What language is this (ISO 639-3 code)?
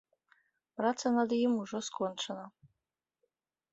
bel